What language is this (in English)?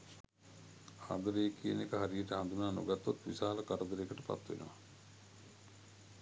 Sinhala